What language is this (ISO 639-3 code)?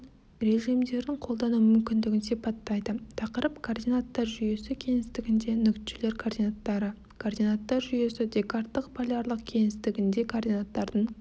kaz